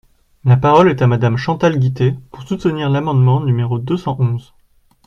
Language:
French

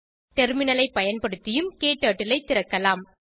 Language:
Tamil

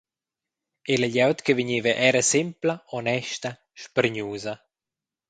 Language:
Romansh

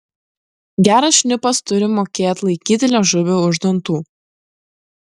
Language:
Lithuanian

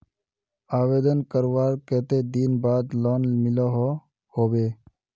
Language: Magahi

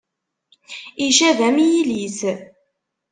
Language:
Kabyle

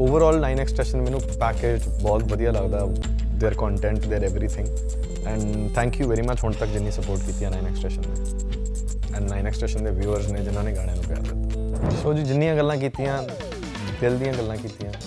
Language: Punjabi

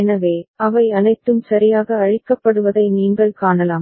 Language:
Tamil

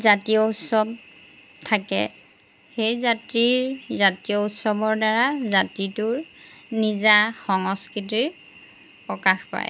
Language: Assamese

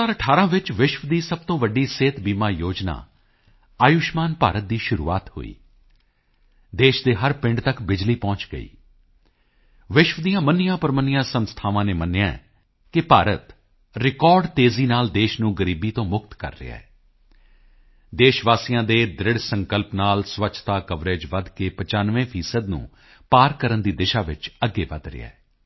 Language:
Punjabi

